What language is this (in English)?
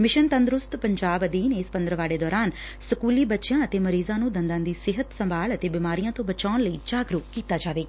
Punjabi